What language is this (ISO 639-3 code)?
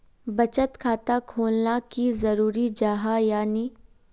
mag